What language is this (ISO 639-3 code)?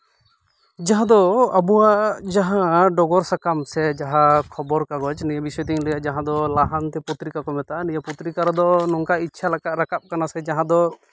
sat